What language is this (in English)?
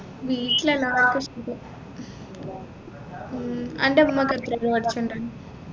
Malayalam